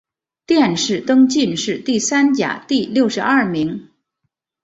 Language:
Chinese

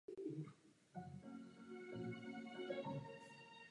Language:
Czech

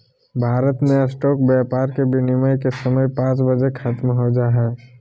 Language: Magahi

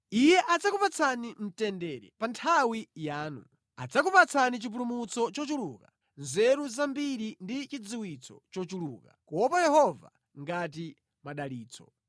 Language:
Nyanja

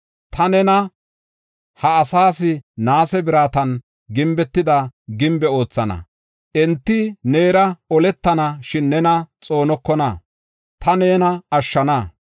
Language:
Gofa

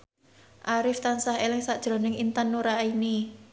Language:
Javanese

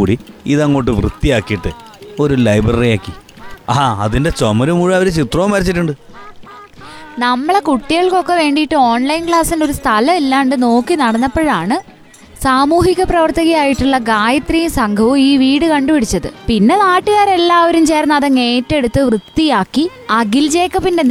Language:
Malayalam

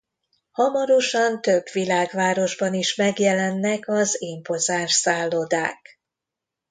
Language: Hungarian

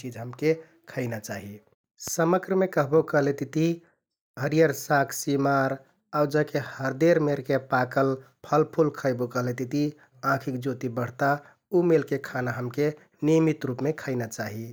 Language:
Kathoriya Tharu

